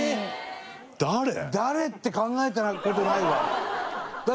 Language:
Japanese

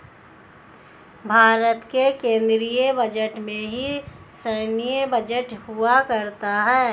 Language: Hindi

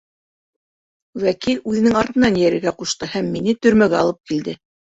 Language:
Bashkir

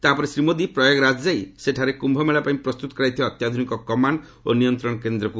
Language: Odia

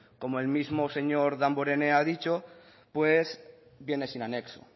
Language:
Spanish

